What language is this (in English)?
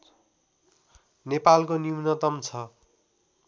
Nepali